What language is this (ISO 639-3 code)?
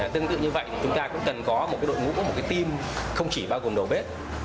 vie